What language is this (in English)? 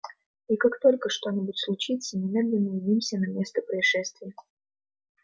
Russian